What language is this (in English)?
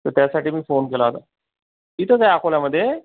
Marathi